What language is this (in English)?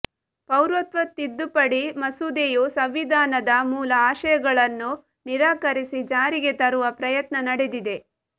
Kannada